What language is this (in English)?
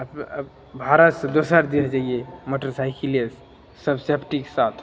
Maithili